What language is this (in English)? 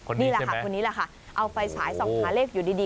Thai